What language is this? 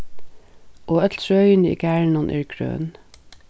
Faroese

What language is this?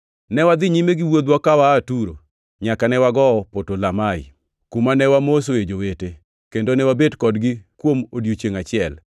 Luo (Kenya and Tanzania)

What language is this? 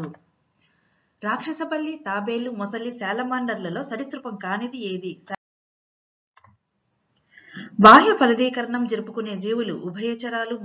Telugu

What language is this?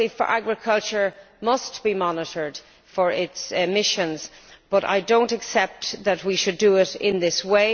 English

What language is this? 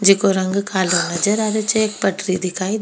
Rajasthani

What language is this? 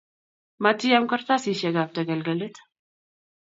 Kalenjin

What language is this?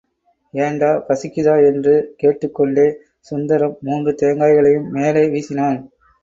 Tamil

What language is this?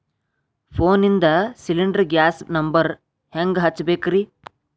Kannada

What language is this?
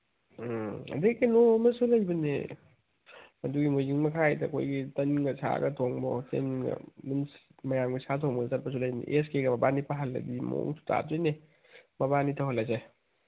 Manipuri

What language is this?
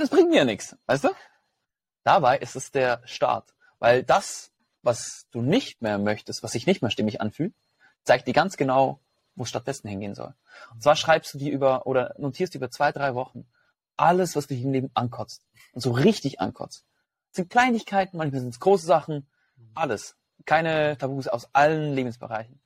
German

